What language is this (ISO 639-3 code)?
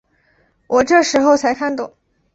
zho